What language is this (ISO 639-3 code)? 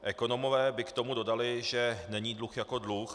ces